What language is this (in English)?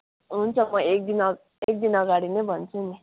Nepali